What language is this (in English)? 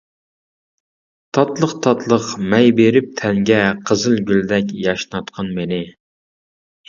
Uyghur